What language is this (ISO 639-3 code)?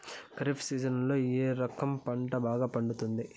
tel